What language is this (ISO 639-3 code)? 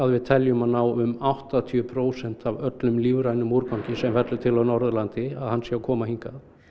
isl